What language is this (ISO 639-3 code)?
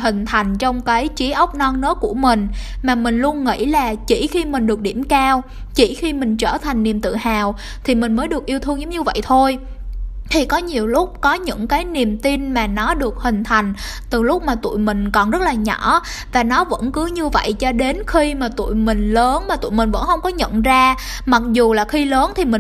vie